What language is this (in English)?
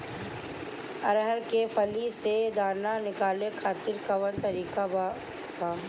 Bhojpuri